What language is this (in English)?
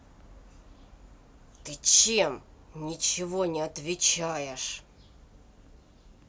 Russian